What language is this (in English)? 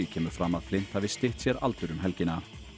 Icelandic